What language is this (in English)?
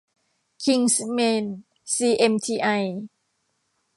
Thai